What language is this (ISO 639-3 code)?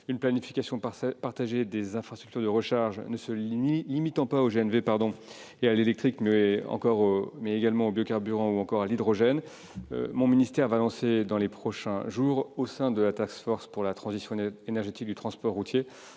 fra